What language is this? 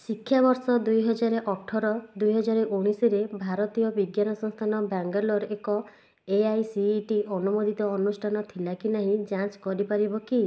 Odia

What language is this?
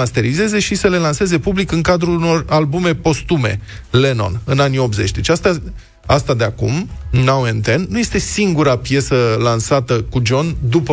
Romanian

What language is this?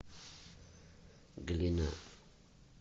Russian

